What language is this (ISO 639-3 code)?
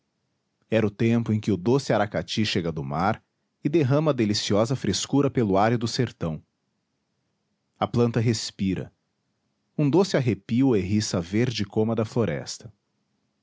por